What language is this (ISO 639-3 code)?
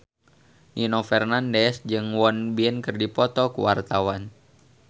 sun